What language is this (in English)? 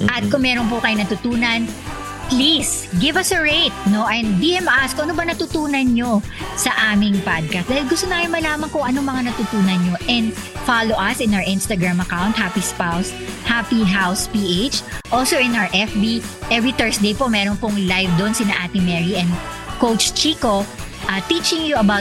Filipino